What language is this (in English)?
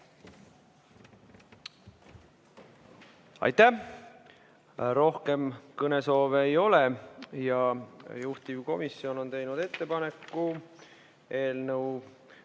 Estonian